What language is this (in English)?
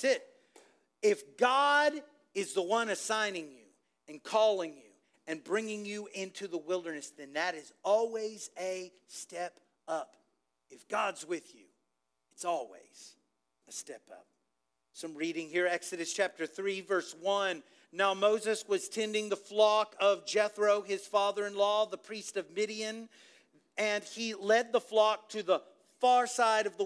English